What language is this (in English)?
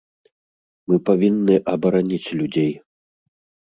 Belarusian